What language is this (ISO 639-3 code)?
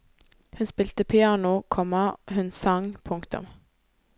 nor